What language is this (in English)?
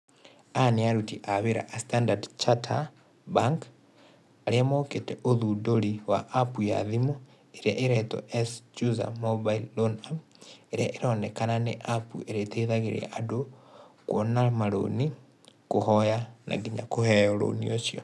Kikuyu